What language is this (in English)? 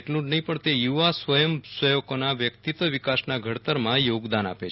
Gujarati